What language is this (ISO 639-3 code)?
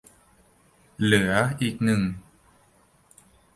tha